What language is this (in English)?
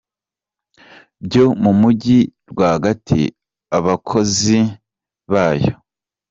Kinyarwanda